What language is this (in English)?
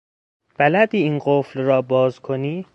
Persian